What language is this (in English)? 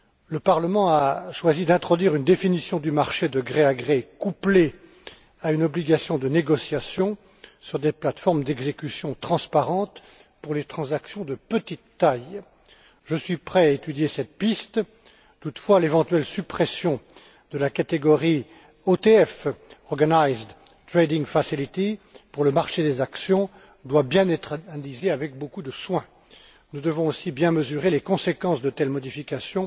French